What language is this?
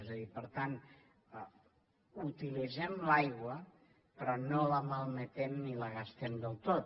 Catalan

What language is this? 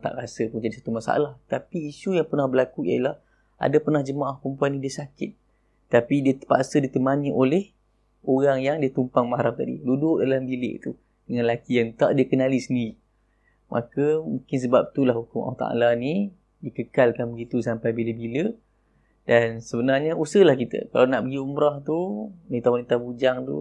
Malay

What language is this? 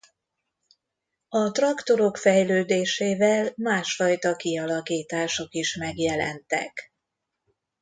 Hungarian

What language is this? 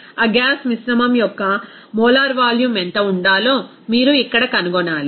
Telugu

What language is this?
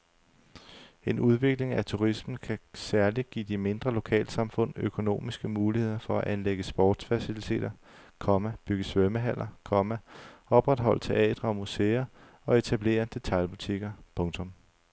Danish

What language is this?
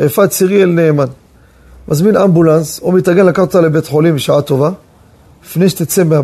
Hebrew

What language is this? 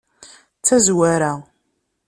Kabyle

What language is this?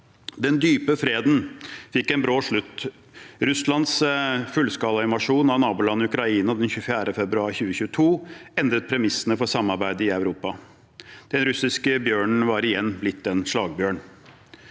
Norwegian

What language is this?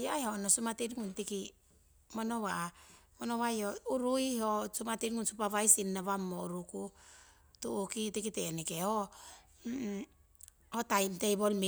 Siwai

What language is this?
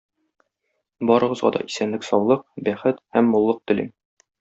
Tatar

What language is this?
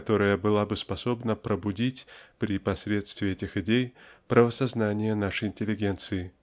Russian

